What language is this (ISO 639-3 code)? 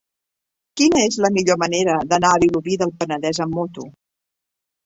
cat